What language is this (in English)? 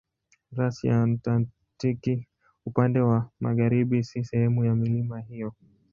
Swahili